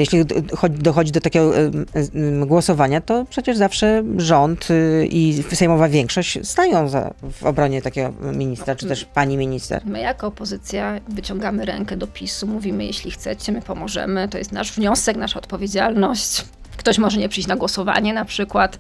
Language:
Polish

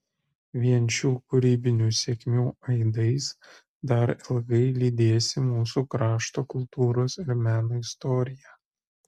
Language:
Lithuanian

